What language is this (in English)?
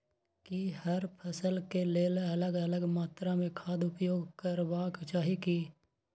Maithili